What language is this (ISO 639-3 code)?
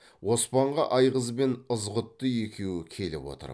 kaz